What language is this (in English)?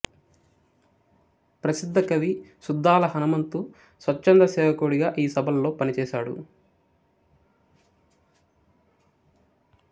Telugu